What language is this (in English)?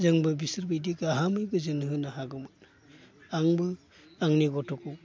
Bodo